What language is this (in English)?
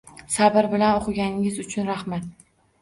Uzbek